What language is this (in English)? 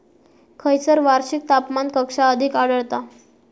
Marathi